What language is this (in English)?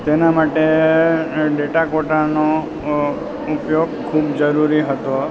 Gujarati